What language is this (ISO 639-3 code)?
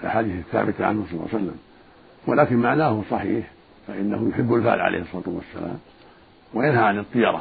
ara